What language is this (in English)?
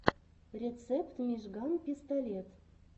Russian